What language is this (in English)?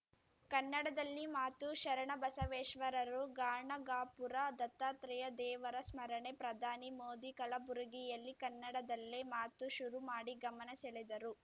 Kannada